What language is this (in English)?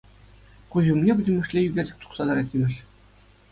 Chuvash